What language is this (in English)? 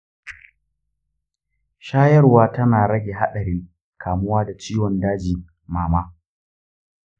Hausa